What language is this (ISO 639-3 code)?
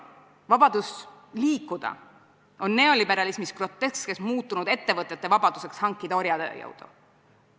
est